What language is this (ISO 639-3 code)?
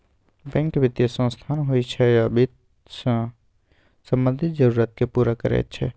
mai